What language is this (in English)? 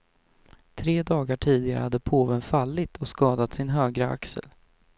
Swedish